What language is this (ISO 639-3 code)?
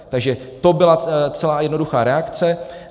ces